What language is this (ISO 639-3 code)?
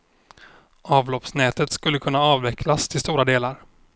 swe